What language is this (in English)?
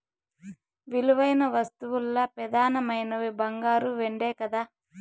Telugu